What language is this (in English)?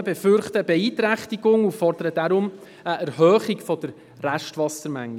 Swiss German